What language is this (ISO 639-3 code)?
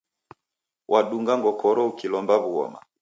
dav